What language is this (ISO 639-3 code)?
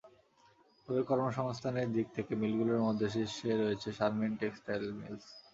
ben